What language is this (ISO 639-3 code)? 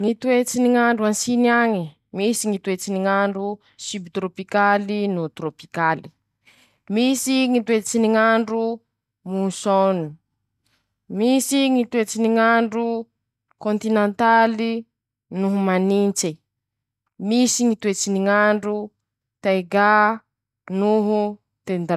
msh